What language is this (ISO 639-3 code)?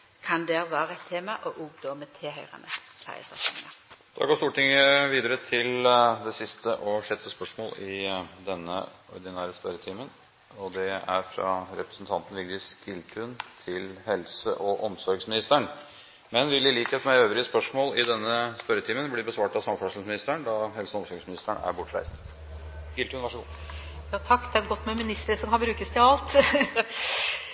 nor